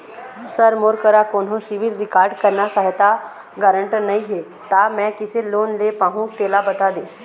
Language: Chhattisgarhi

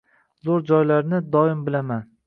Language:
Uzbek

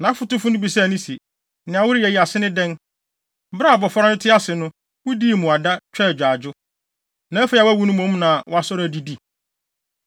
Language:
Akan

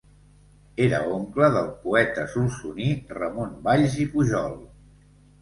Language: Catalan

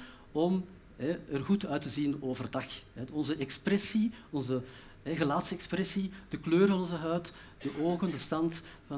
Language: Dutch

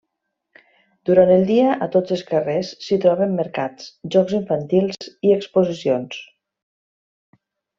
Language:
Catalan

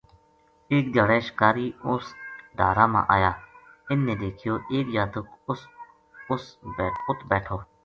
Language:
Gujari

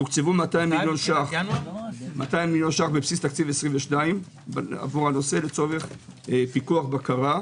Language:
Hebrew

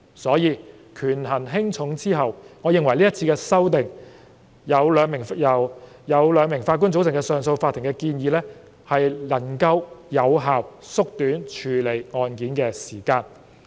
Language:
Cantonese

